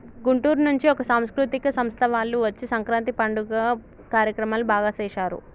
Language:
Telugu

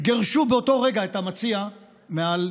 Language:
Hebrew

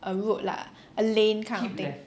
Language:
English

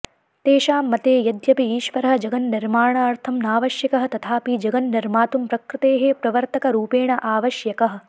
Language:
Sanskrit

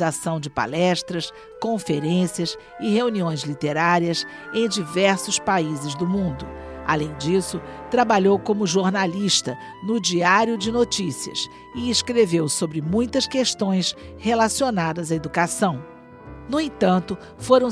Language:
Portuguese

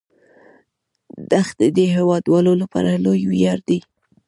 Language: Pashto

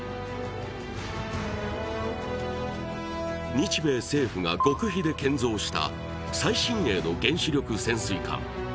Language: Japanese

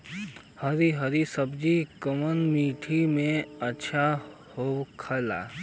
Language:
Bhojpuri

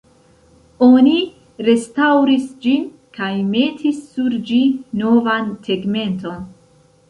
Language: Esperanto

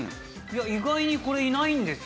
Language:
Japanese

